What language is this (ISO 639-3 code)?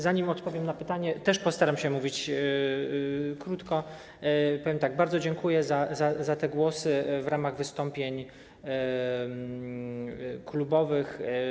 pol